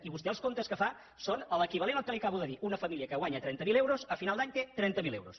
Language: Catalan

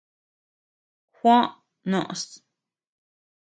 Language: Tepeuxila Cuicatec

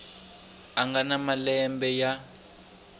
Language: Tsonga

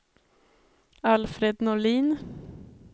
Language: Swedish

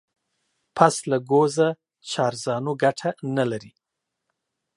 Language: Pashto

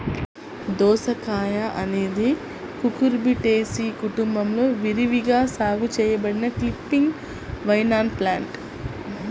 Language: Telugu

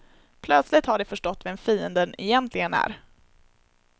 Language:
Swedish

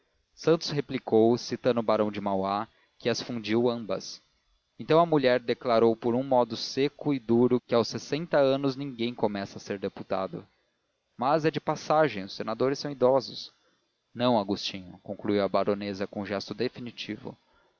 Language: Portuguese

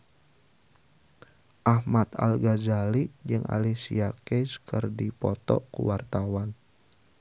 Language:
Sundanese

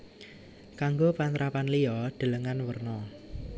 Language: Javanese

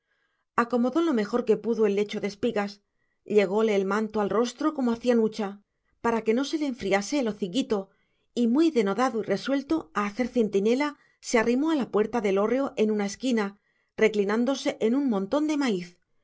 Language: Spanish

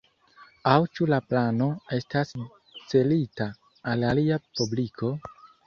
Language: Esperanto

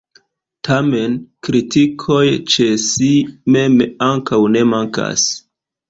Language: Esperanto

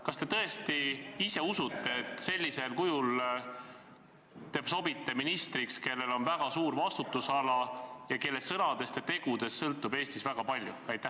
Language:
Estonian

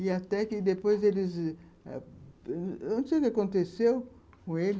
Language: Portuguese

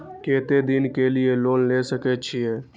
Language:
Maithili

